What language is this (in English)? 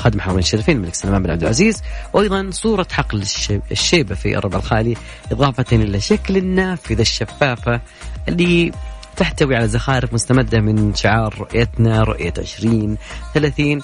Arabic